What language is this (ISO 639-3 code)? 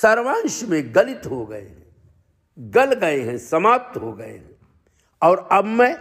hin